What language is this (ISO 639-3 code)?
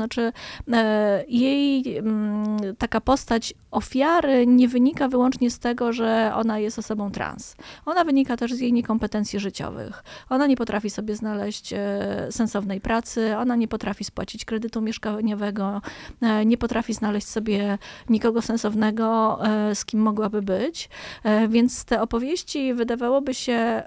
pol